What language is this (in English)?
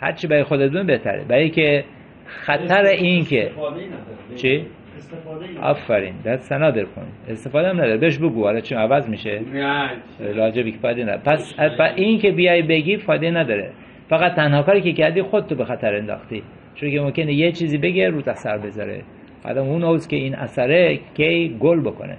Persian